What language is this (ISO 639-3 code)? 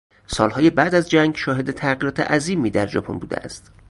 fas